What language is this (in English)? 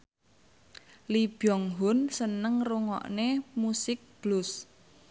Javanese